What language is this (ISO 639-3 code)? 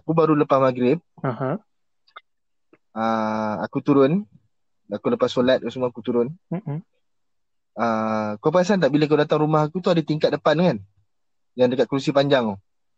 msa